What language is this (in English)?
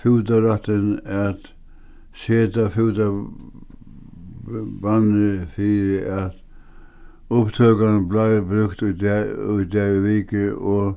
Faroese